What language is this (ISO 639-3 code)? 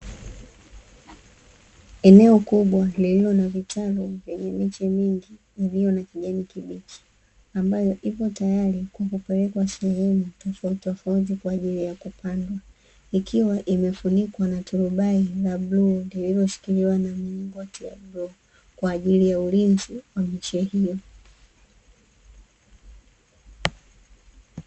swa